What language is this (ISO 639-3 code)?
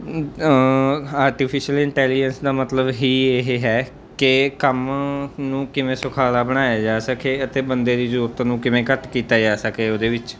pan